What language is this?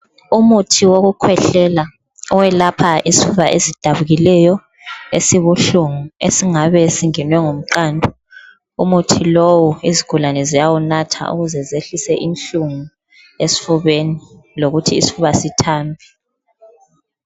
North Ndebele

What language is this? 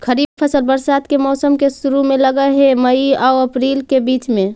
Magahi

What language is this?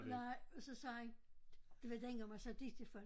Danish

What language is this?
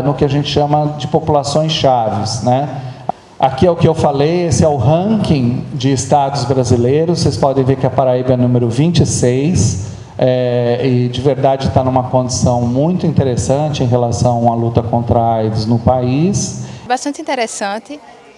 Portuguese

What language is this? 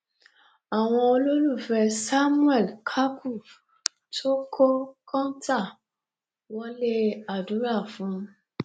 Yoruba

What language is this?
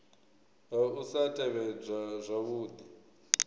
Venda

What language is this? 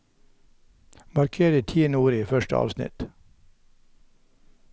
Norwegian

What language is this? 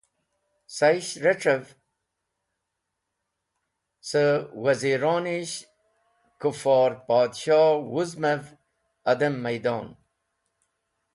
Wakhi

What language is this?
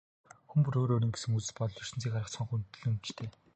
Mongolian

